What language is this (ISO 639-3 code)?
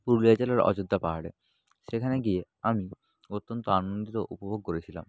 ben